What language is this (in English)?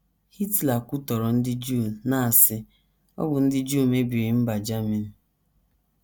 Igbo